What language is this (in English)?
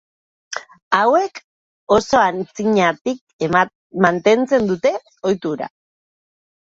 Basque